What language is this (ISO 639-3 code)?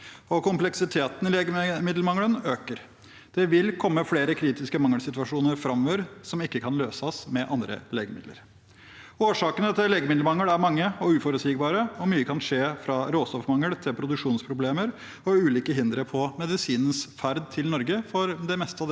nor